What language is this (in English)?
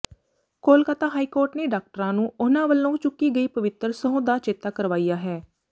Punjabi